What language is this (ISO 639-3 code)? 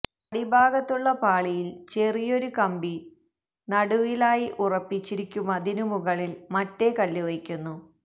mal